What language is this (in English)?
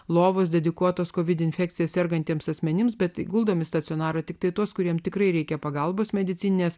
Lithuanian